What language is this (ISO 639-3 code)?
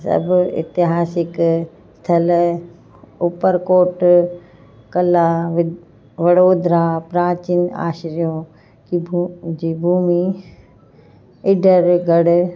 snd